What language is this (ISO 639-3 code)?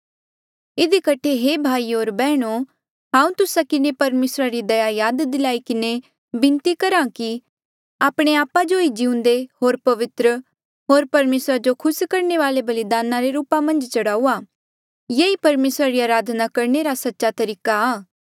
mjl